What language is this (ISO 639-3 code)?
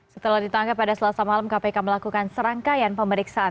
ind